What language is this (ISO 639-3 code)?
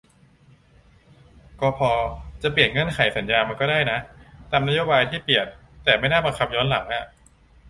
tha